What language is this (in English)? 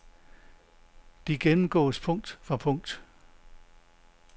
Danish